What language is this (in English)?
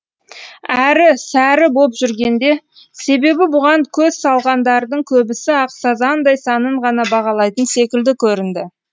Kazakh